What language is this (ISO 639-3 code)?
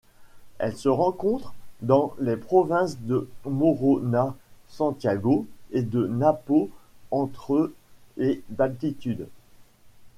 fra